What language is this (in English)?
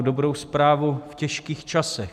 Czech